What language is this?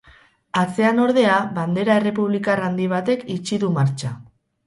Basque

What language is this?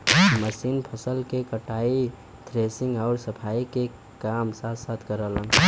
Bhojpuri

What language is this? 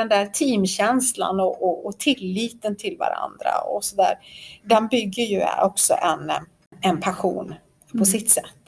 Swedish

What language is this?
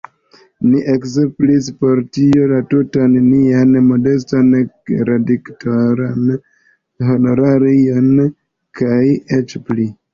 Esperanto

